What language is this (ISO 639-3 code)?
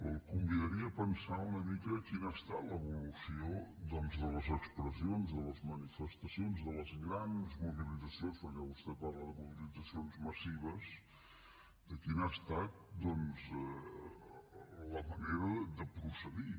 cat